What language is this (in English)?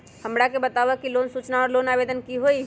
Magahi